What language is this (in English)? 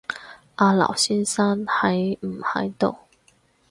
Cantonese